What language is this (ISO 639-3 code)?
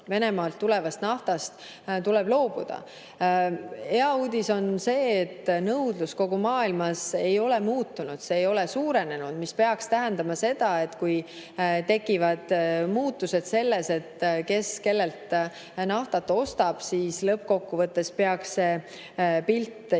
est